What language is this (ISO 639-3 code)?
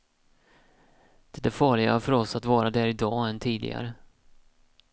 swe